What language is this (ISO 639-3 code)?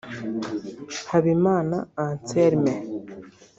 kin